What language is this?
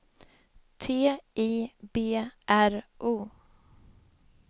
Swedish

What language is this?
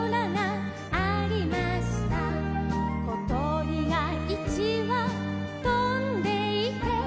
Japanese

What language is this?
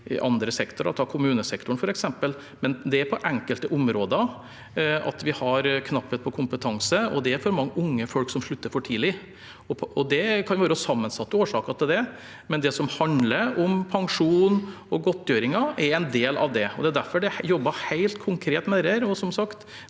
Norwegian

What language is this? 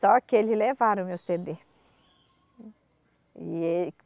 Portuguese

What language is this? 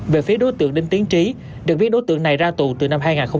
Vietnamese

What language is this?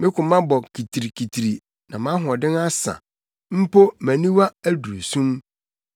Akan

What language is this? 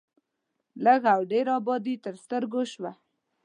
Pashto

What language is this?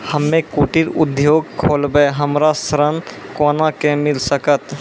Maithili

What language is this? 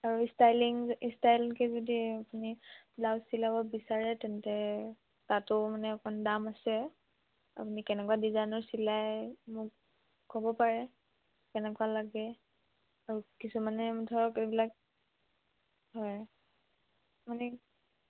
Assamese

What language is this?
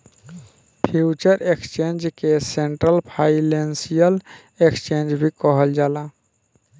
Bhojpuri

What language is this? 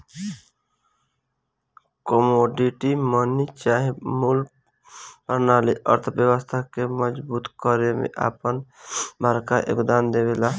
Bhojpuri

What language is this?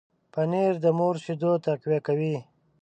Pashto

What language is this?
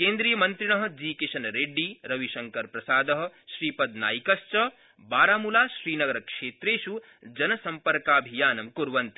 Sanskrit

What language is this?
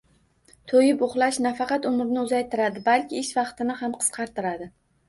Uzbek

